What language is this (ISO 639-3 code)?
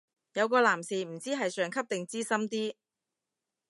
yue